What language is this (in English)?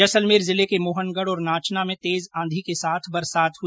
Hindi